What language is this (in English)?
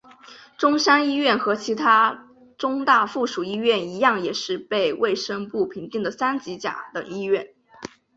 Chinese